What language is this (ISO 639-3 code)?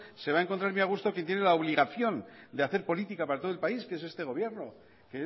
spa